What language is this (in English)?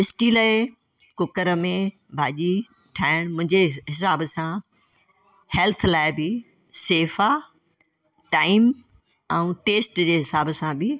Sindhi